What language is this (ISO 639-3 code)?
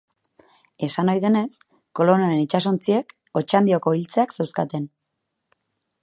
eus